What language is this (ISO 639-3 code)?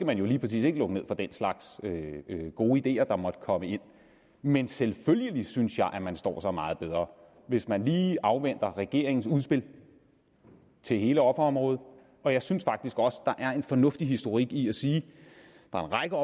dan